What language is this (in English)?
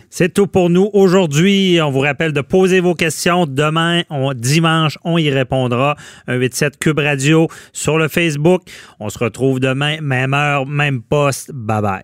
French